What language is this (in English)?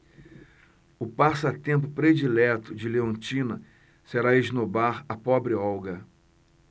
Portuguese